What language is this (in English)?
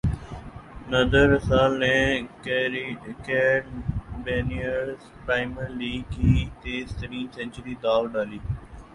Urdu